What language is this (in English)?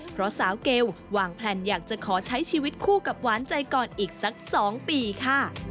Thai